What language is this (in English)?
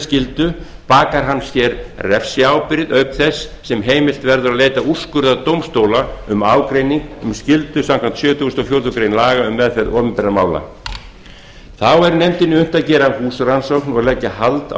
Icelandic